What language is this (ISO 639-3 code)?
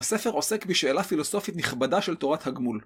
heb